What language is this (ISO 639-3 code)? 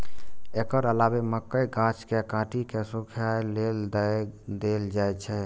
mai